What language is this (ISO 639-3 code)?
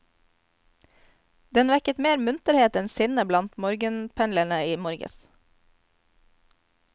nor